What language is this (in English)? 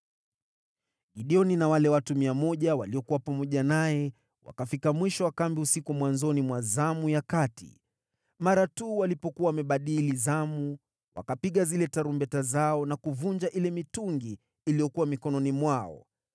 Swahili